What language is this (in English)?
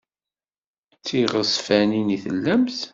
Kabyle